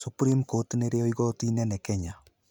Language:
Kikuyu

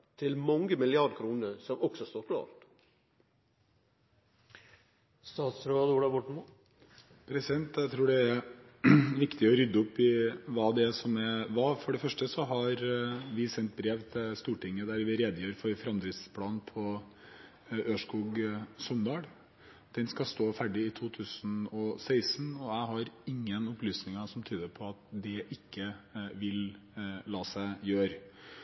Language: Norwegian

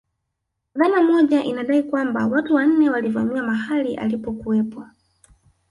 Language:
Swahili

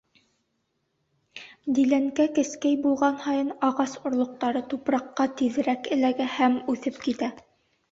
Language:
Bashkir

